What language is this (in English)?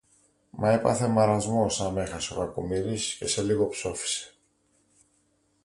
Greek